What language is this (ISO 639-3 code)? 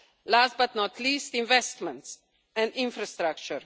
eng